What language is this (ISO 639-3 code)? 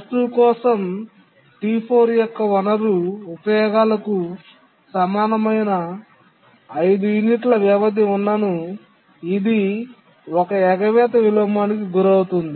tel